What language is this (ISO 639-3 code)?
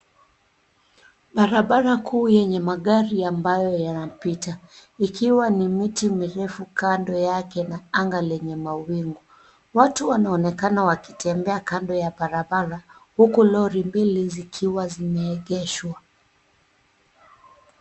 swa